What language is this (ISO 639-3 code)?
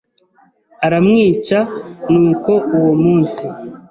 kin